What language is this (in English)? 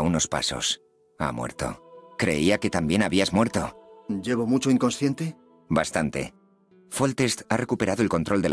Spanish